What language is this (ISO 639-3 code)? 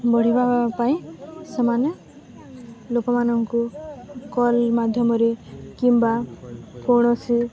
ori